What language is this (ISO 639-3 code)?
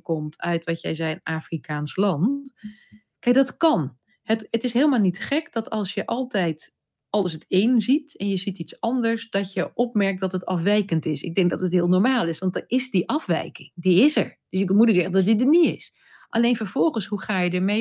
nld